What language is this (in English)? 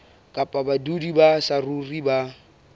Southern Sotho